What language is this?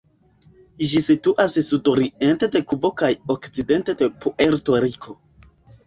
Esperanto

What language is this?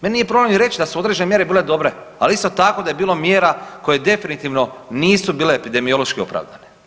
Croatian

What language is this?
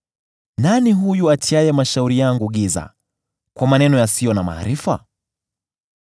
Swahili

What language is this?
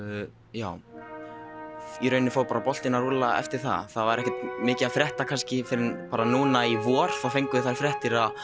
Icelandic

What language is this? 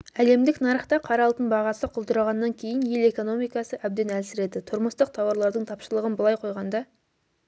Kazakh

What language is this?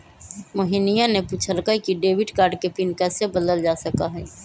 Magahi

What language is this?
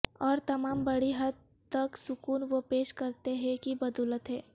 Urdu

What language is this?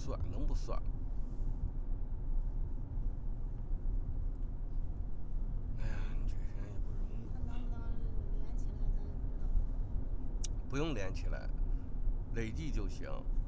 Chinese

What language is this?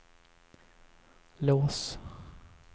Swedish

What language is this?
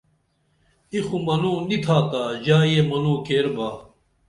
Dameli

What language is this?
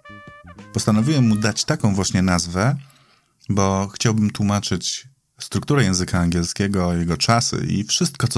Polish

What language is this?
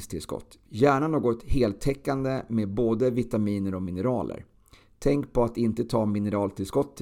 Swedish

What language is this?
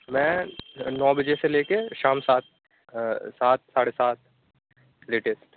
Urdu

